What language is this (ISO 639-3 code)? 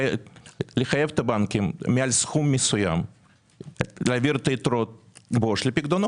heb